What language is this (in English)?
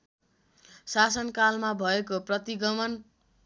Nepali